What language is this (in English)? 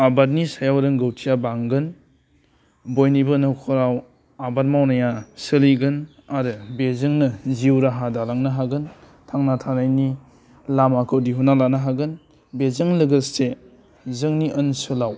Bodo